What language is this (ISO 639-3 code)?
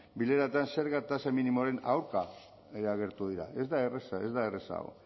eus